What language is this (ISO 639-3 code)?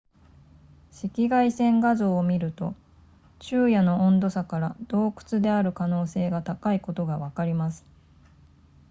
jpn